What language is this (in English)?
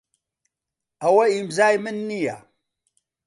Central Kurdish